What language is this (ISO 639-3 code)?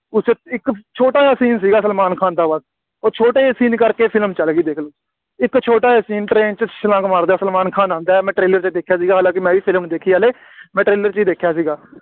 pan